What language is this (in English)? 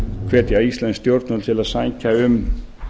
Icelandic